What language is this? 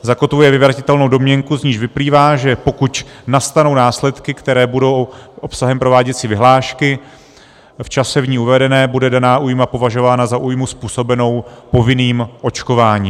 Czech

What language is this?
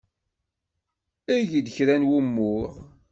Kabyle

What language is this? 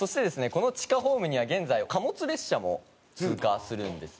Japanese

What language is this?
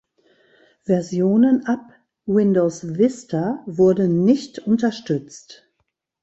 German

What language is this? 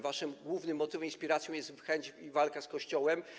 Polish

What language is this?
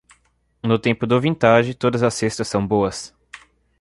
Portuguese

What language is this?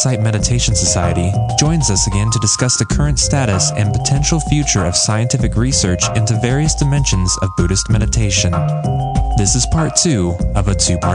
English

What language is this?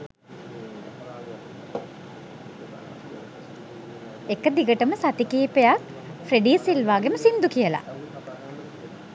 Sinhala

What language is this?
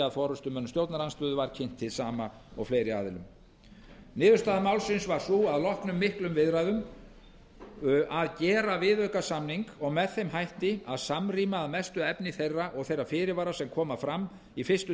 Icelandic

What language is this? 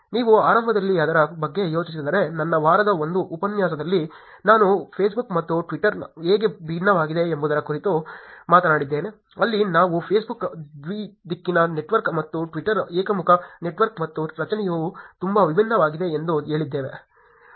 Kannada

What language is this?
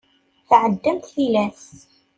Kabyle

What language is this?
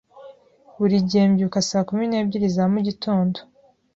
Kinyarwanda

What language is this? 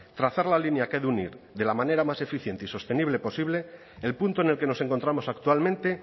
Spanish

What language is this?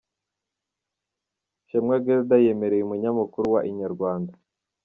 Kinyarwanda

